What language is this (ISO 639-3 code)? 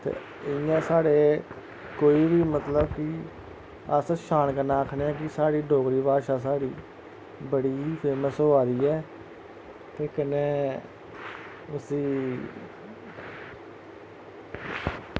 doi